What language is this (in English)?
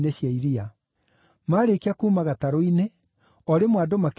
Kikuyu